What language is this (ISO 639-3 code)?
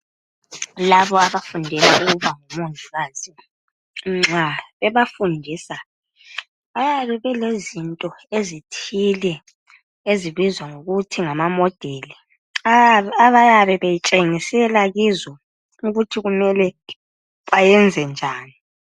nde